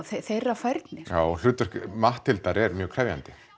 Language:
Icelandic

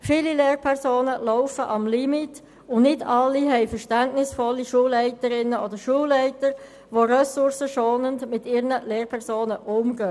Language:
Swiss German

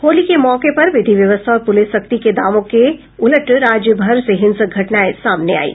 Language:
Hindi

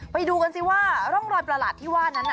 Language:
Thai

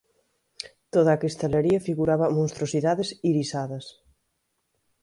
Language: Galician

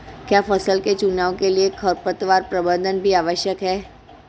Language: Hindi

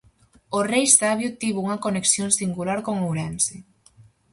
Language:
Galician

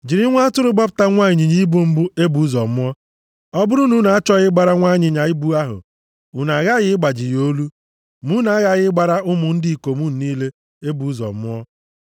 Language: Igbo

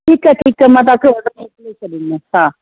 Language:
Sindhi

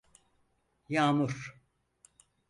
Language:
Turkish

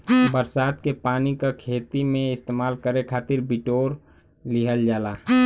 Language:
Bhojpuri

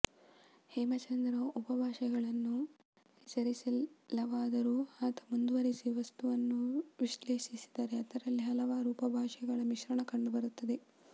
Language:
Kannada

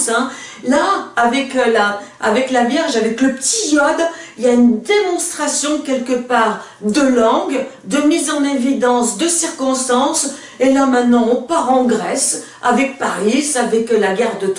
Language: French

